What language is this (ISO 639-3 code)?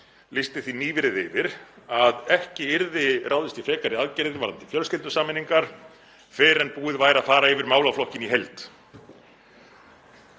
isl